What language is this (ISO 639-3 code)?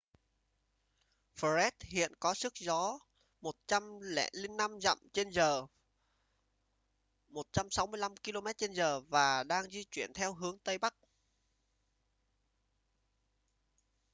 vie